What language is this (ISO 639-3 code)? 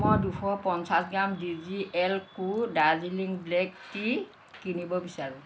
asm